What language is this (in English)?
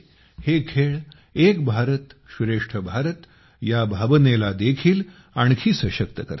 Marathi